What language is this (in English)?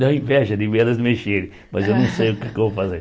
Portuguese